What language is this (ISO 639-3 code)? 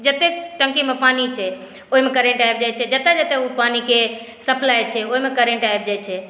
mai